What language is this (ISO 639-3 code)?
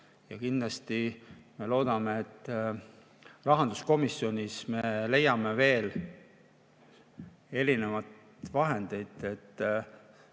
est